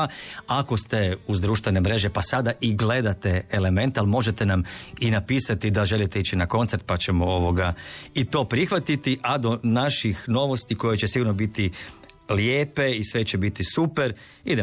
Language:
Croatian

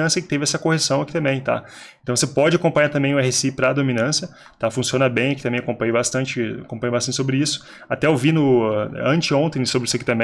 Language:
Portuguese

